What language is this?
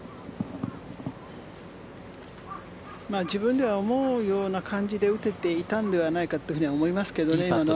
Japanese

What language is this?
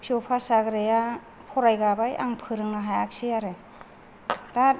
Bodo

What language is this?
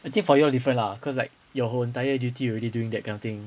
English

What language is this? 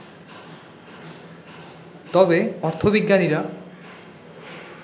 Bangla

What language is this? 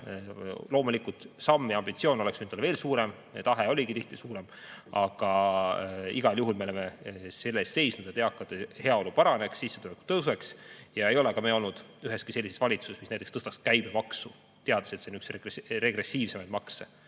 Estonian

